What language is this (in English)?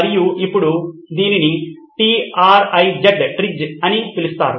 Telugu